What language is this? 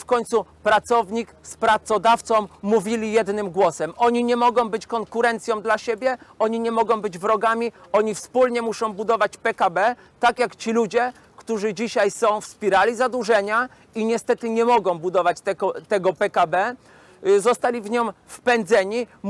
Polish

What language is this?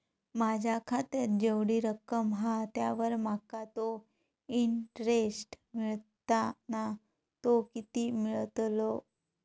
Marathi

